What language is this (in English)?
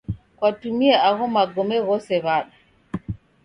Taita